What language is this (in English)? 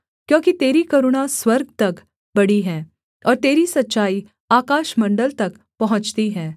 Hindi